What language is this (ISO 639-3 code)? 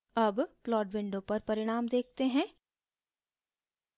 hin